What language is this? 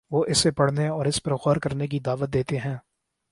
Urdu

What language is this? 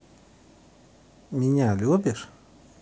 Russian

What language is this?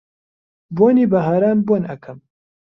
Central Kurdish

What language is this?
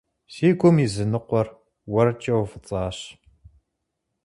Kabardian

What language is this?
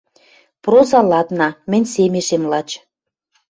Western Mari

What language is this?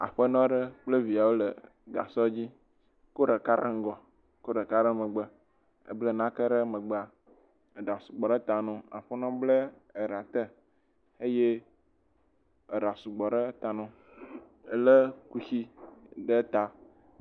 Ewe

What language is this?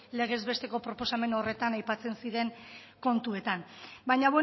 Basque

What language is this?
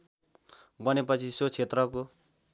Nepali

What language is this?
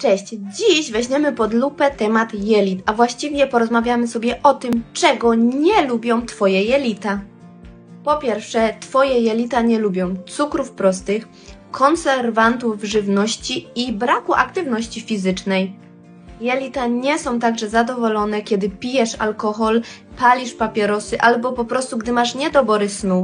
Polish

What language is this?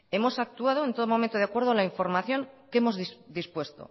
Spanish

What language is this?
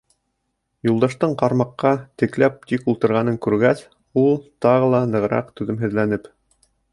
Bashkir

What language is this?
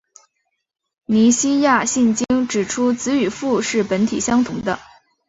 Chinese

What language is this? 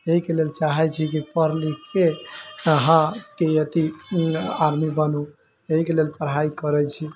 Maithili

